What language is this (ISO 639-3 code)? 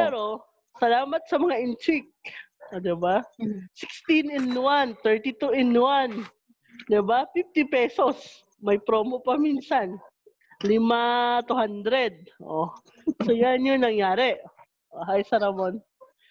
fil